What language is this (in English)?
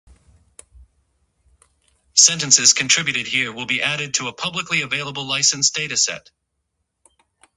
Japanese